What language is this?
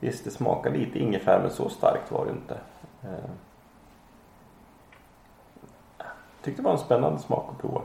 Swedish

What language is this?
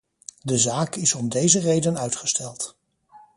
Dutch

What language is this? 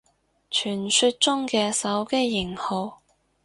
Cantonese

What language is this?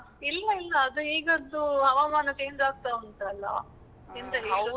Kannada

